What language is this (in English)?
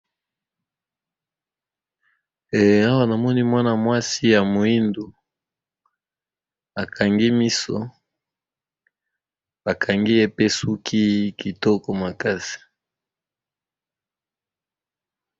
Lingala